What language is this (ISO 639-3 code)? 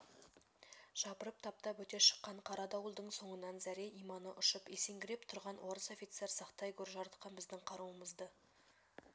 kaz